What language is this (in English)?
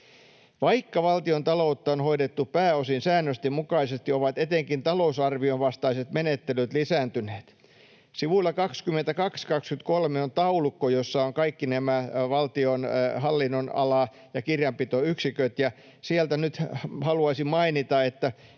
Finnish